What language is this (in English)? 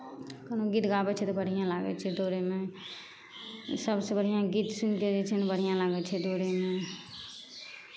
Maithili